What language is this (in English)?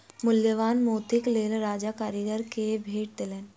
Maithili